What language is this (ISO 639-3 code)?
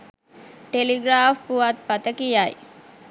sin